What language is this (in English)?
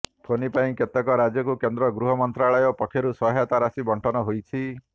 Odia